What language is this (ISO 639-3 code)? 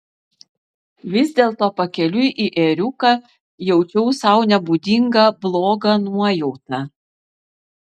lit